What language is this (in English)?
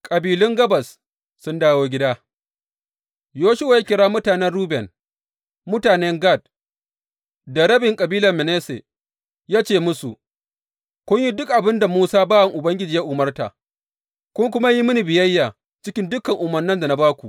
Hausa